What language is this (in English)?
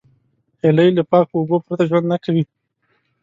Pashto